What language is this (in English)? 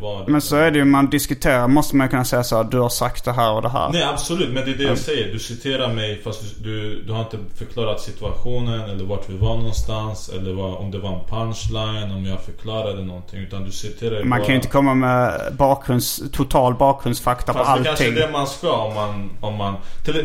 Swedish